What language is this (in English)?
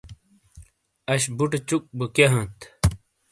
Shina